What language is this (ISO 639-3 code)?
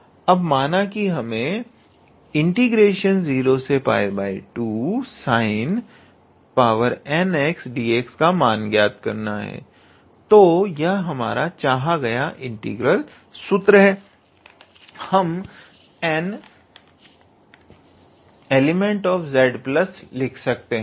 hin